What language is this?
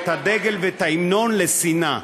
Hebrew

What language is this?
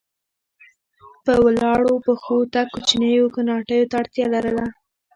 Pashto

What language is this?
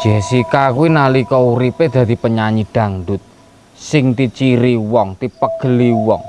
Indonesian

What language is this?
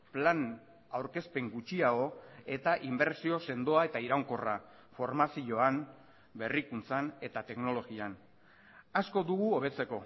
Basque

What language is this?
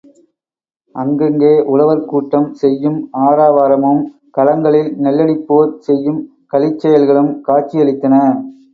Tamil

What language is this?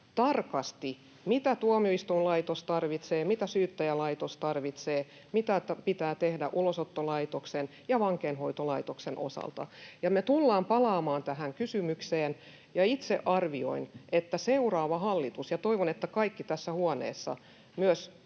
Finnish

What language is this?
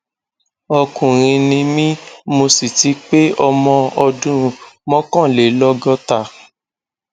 Yoruba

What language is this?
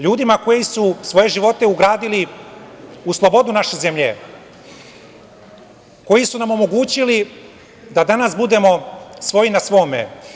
Serbian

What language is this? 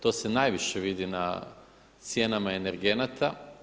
Croatian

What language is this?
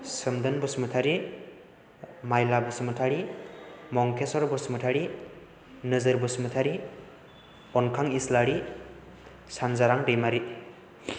Bodo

